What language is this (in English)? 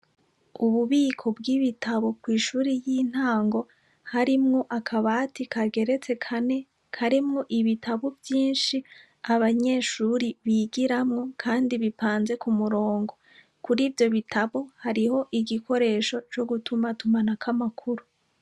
Rundi